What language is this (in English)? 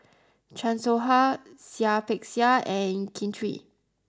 English